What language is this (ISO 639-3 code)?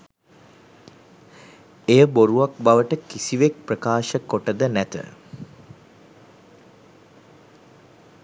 sin